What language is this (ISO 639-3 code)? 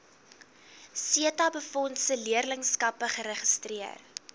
afr